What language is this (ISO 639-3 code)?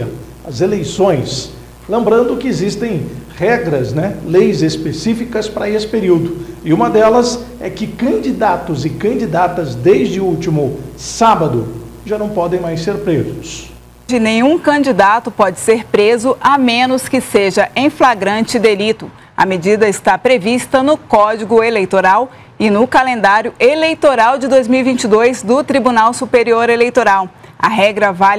por